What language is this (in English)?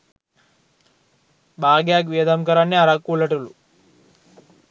Sinhala